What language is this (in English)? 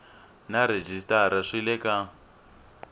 Tsonga